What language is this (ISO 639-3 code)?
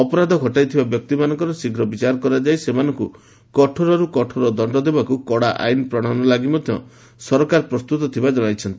ori